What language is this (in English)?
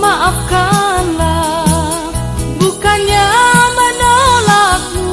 Indonesian